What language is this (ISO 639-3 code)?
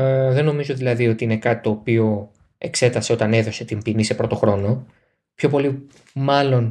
ell